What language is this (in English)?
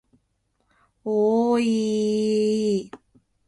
Japanese